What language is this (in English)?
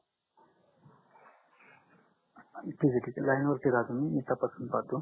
Marathi